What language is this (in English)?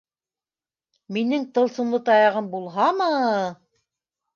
Bashkir